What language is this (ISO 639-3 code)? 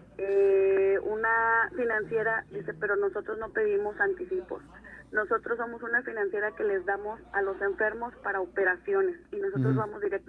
spa